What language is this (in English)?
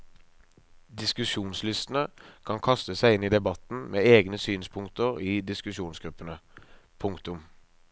Norwegian